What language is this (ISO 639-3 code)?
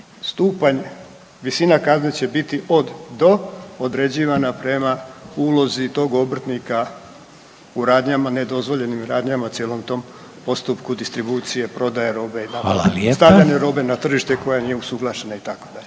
hrv